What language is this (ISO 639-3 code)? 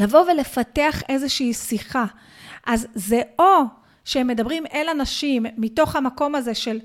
heb